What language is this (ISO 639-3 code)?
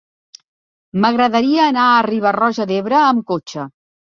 cat